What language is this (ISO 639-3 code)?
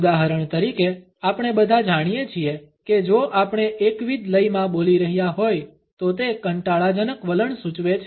guj